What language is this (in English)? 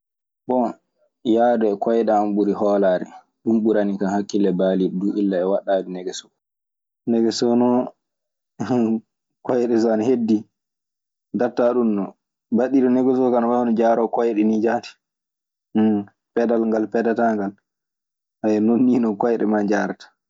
Maasina Fulfulde